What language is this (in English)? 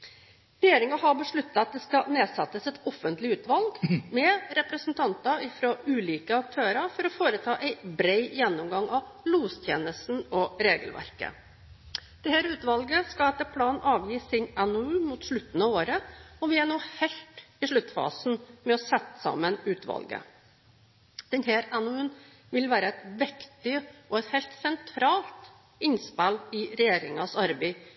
Norwegian Bokmål